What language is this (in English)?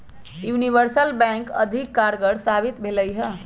Magahi